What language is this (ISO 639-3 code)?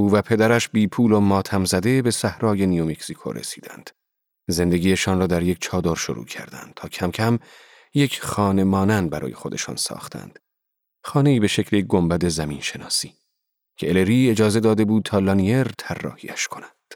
fas